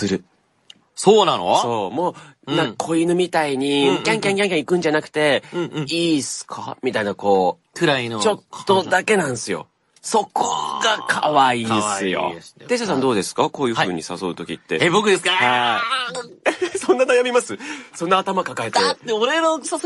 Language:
Japanese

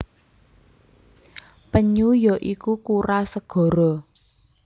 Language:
Javanese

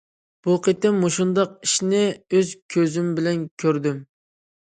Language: Uyghur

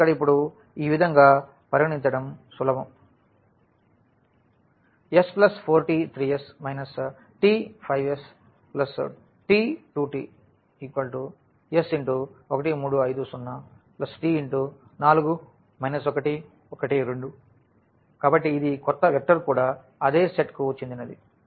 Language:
Telugu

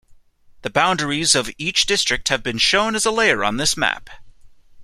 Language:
English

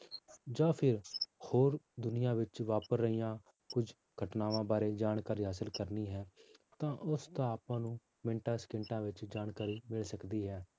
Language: Punjabi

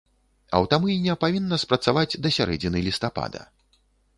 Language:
Belarusian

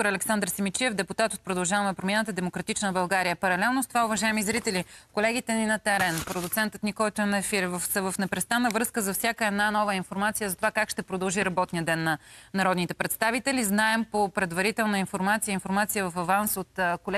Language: Bulgarian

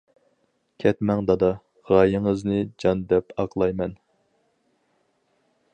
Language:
Uyghur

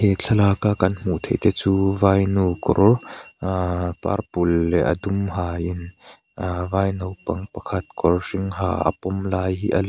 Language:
Mizo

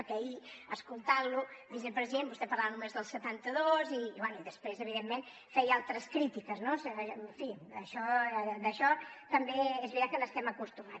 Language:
Catalan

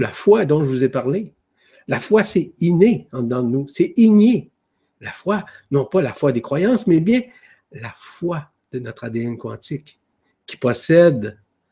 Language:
French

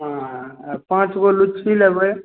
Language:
Maithili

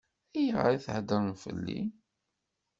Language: Kabyle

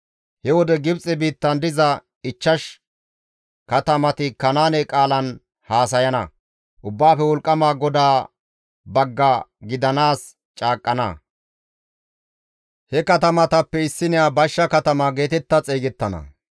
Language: Gamo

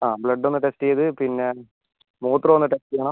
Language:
Malayalam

